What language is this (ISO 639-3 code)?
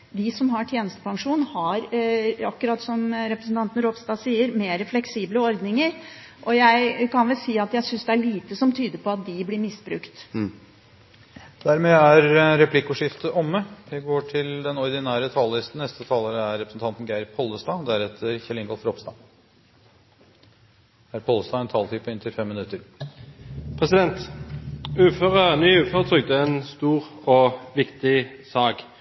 nor